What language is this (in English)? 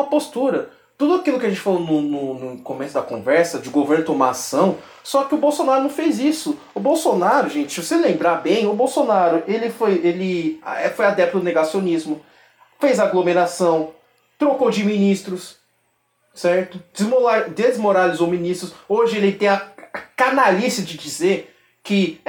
Portuguese